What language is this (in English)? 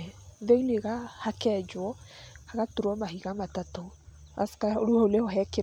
Kikuyu